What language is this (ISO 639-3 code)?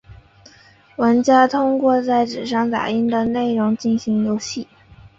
zho